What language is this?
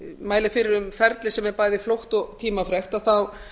Icelandic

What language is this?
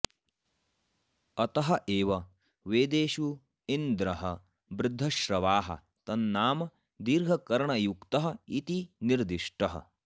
Sanskrit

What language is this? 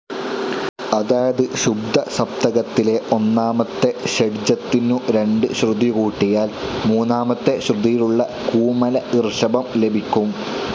Malayalam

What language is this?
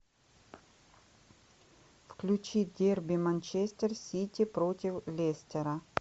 Russian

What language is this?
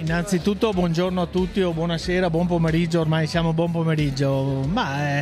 Italian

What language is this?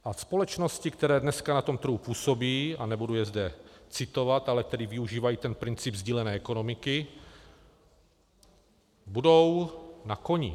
Czech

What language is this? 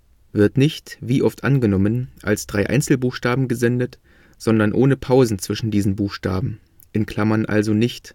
German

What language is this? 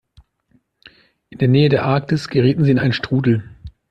German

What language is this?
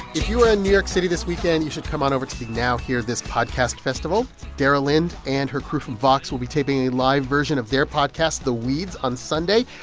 English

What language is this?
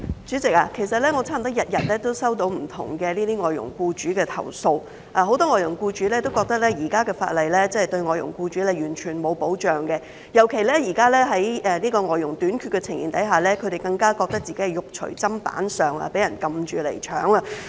Cantonese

